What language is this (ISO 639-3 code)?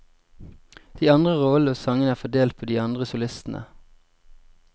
nor